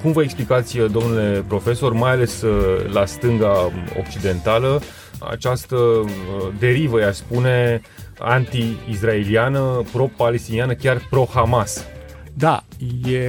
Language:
Romanian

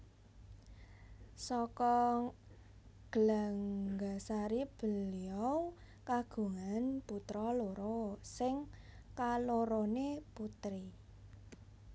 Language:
Javanese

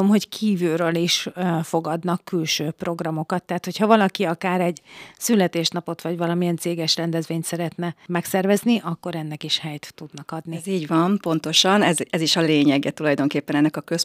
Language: Hungarian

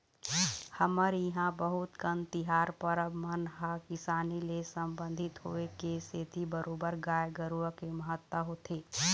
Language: Chhattisgarhi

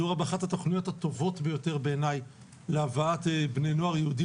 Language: Hebrew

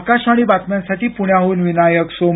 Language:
Marathi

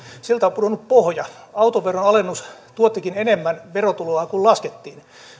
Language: Finnish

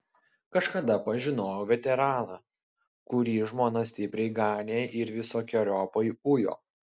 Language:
Lithuanian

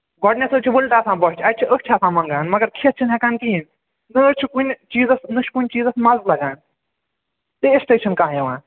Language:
Kashmiri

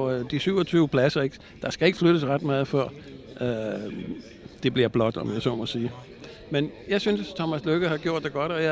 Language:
Danish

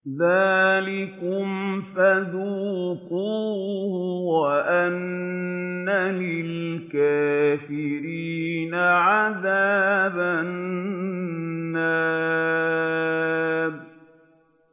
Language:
Arabic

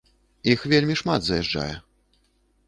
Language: Belarusian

